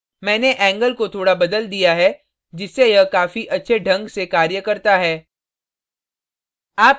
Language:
Hindi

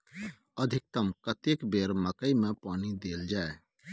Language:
Maithili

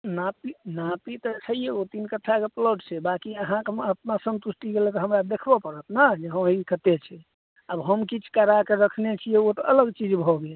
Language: Maithili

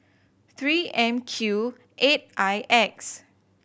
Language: English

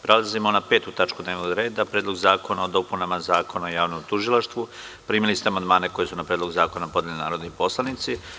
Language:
Serbian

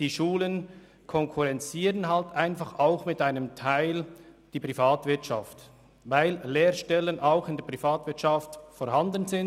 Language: Swiss German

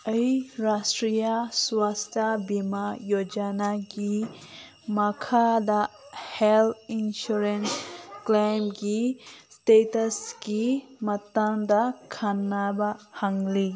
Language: Manipuri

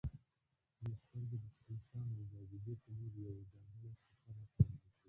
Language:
Pashto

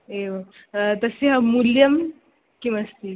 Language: Sanskrit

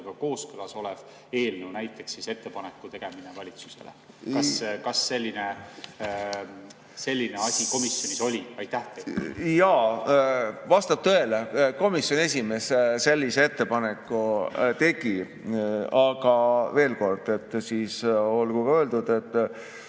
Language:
Estonian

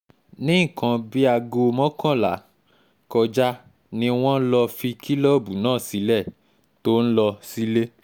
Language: Yoruba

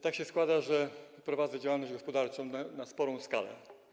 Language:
Polish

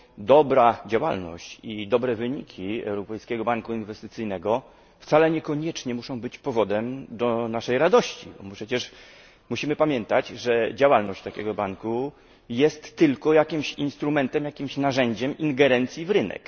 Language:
Polish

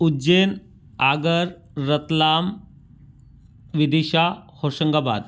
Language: Hindi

